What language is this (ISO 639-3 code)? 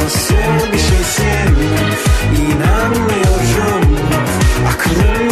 tur